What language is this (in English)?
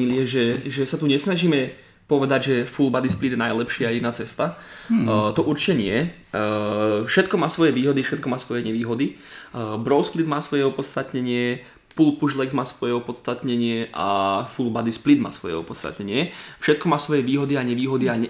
Slovak